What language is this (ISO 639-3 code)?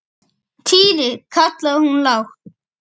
isl